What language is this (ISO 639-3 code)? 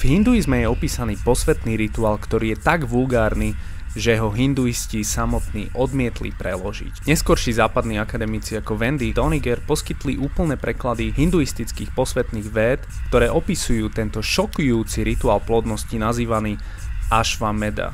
slk